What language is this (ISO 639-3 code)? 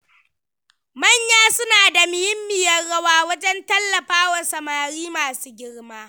hau